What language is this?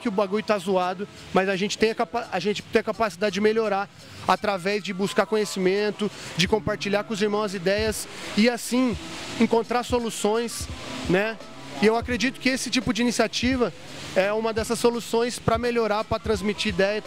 Portuguese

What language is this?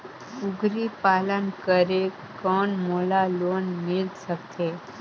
Chhattisgarhi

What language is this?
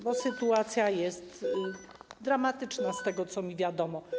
Polish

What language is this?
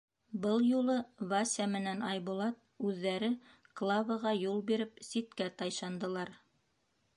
Bashkir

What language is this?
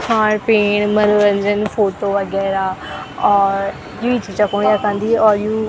Garhwali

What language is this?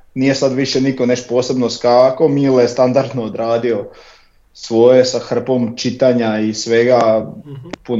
Croatian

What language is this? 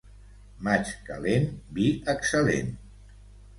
Catalan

